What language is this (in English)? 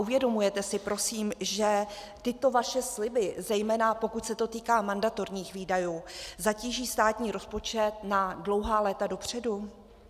Czech